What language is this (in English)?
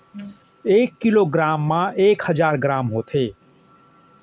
Chhattisgarhi